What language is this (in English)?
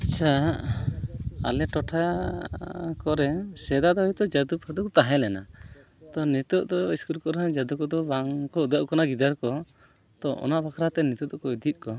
Santali